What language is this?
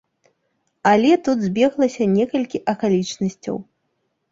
Belarusian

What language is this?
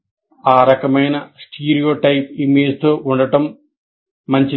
Telugu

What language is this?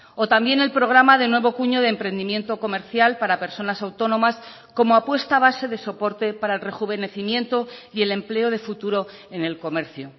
Spanish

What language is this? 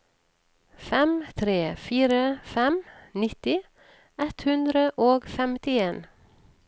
Norwegian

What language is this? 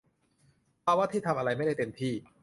Thai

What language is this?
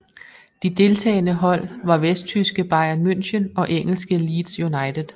Danish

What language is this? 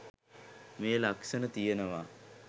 Sinhala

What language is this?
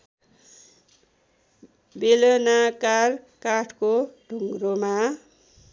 Nepali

